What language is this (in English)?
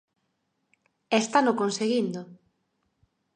Galician